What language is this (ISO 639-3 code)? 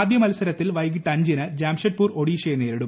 mal